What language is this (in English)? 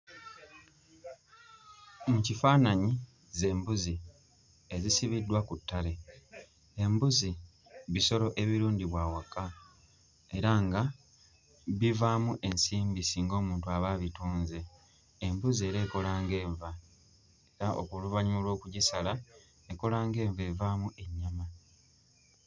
Ganda